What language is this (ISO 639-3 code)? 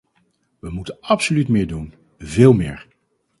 nld